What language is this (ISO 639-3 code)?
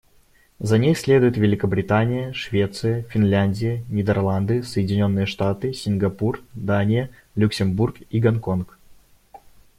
rus